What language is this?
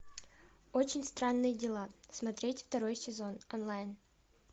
Russian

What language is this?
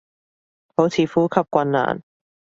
Cantonese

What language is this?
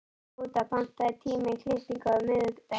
Icelandic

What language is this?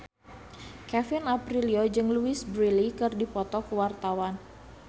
Sundanese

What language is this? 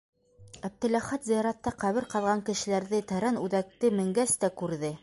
Bashkir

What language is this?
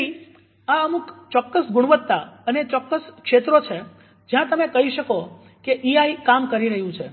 Gujarati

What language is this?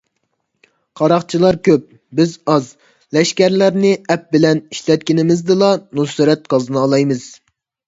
Uyghur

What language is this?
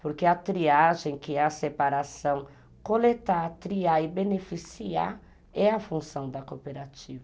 Portuguese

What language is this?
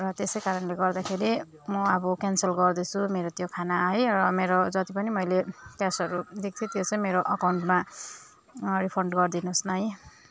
Nepali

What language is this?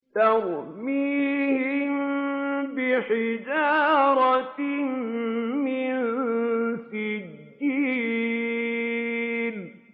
Arabic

